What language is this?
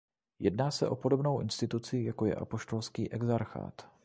Czech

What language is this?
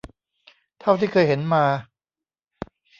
Thai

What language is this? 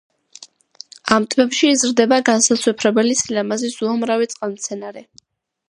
Georgian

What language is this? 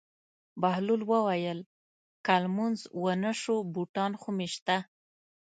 Pashto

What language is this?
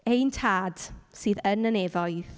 Welsh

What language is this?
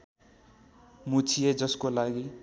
Nepali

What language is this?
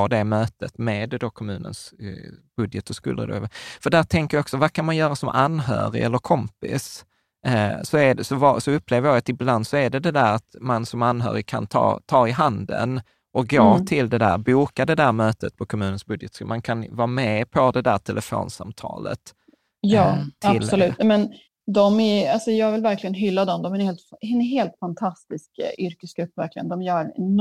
Swedish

